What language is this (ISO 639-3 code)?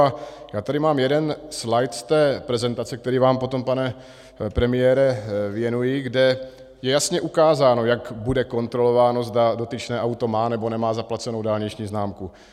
ces